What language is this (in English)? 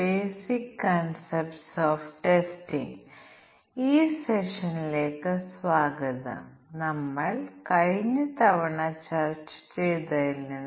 Malayalam